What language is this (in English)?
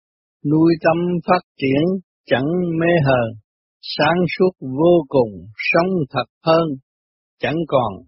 Vietnamese